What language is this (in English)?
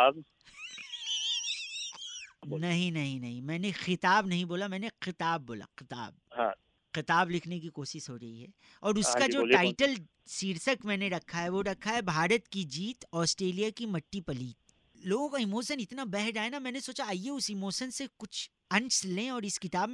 Hindi